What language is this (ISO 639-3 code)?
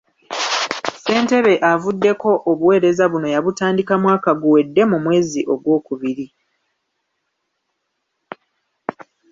lug